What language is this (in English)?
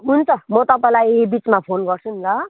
Nepali